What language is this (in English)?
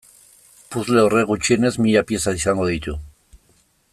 Basque